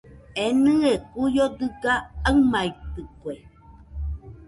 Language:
Nüpode Huitoto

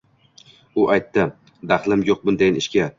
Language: Uzbek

